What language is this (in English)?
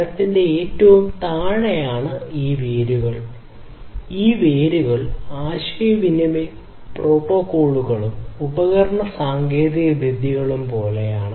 Malayalam